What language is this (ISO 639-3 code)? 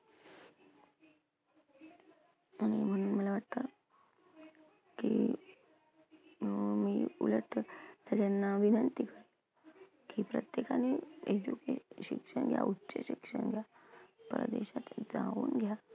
mar